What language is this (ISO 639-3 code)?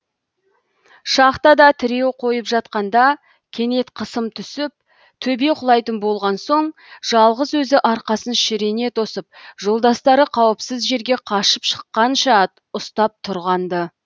kaz